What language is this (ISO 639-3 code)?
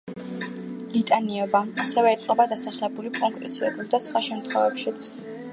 kat